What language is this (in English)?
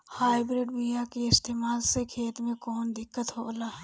Bhojpuri